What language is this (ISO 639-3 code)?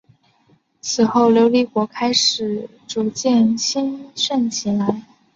zho